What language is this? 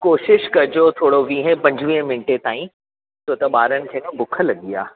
Sindhi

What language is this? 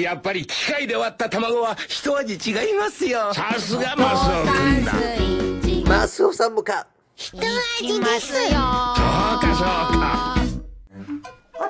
Japanese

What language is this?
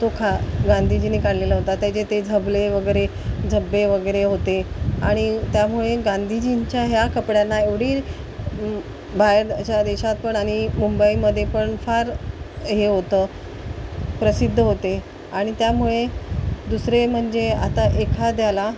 Marathi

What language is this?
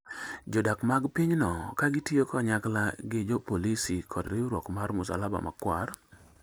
Luo (Kenya and Tanzania)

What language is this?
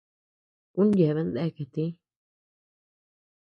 Tepeuxila Cuicatec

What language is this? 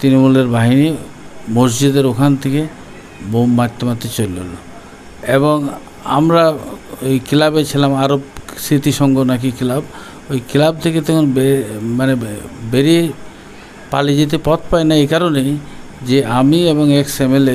Russian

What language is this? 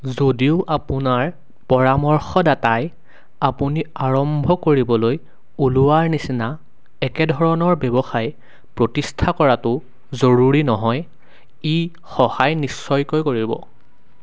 Assamese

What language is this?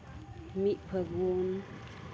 Santali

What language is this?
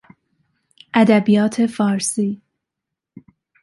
Persian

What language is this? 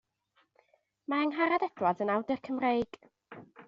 Welsh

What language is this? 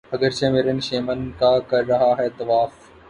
Urdu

